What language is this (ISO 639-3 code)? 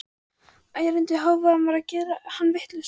isl